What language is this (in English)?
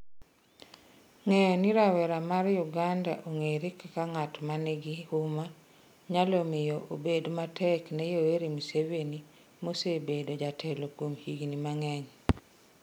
Luo (Kenya and Tanzania)